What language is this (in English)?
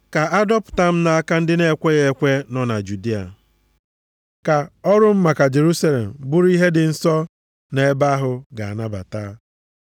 Igbo